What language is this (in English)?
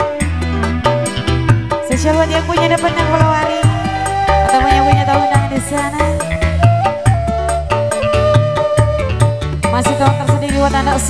Indonesian